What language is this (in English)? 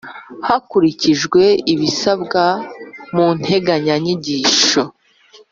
Kinyarwanda